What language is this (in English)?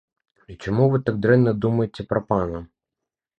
Belarusian